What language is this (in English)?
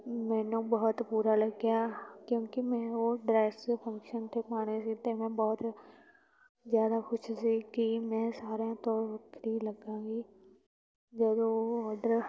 Punjabi